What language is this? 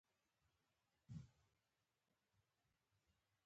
Pashto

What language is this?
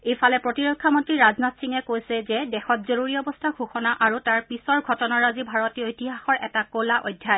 Assamese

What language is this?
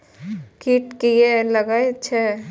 Maithili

